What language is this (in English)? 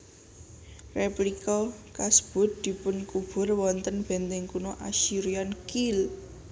Javanese